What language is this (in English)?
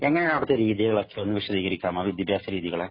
Malayalam